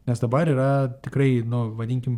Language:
Lithuanian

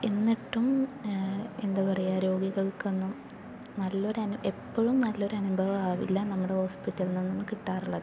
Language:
Malayalam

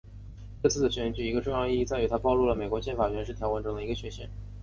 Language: Chinese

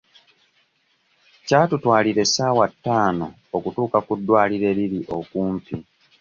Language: Ganda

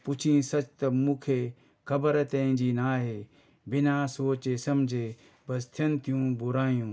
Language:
Sindhi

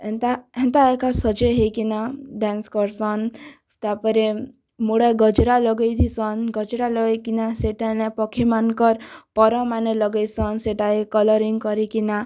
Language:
Odia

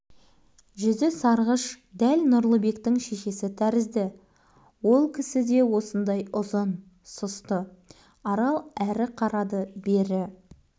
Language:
Kazakh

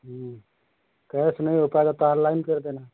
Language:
Hindi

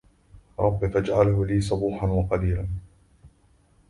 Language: Arabic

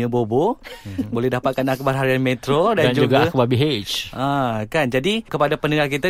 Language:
Malay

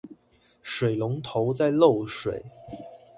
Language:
Chinese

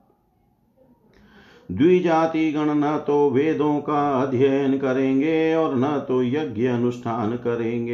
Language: Hindi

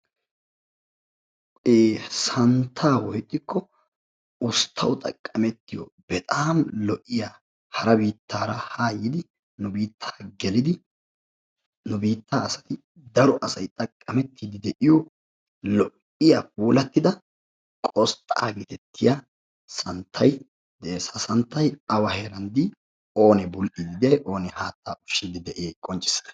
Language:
Wolaytta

